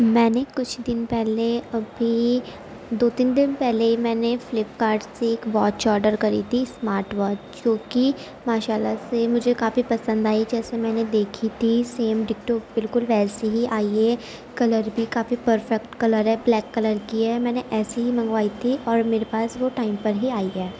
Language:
Urdu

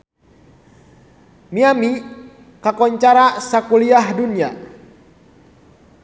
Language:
Sundanese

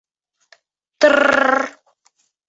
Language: Bashkir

